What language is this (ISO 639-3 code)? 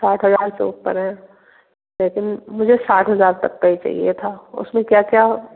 hin